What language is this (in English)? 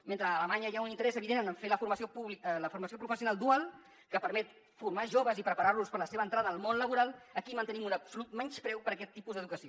Catalan